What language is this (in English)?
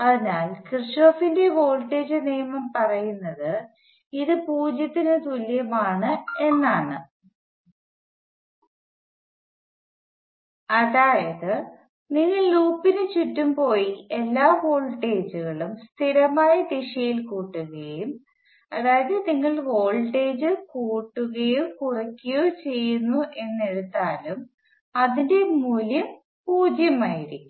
Malayalam